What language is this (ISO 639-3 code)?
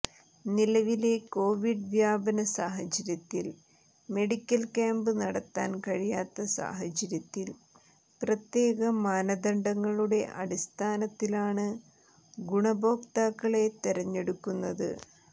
mal